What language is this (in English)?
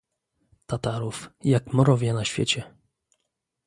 Polish